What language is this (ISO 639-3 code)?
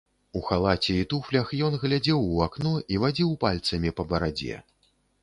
bel